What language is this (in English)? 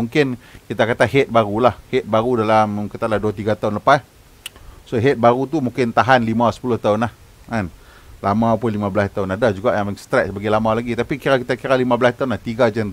Malay